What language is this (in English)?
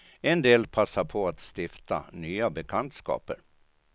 Swedish